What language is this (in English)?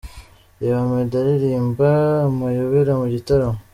Kinyarwanda